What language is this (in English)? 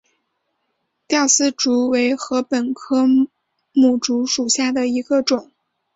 Chinese